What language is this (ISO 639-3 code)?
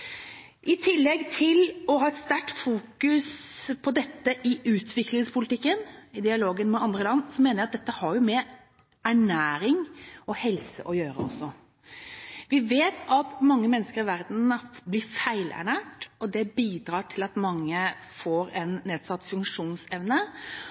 nob